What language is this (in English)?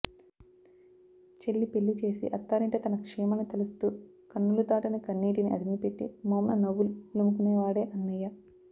Telugu